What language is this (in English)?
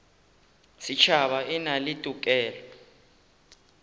Northern Sotho